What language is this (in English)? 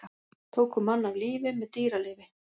Icelandic